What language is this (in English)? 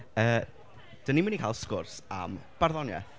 Welsh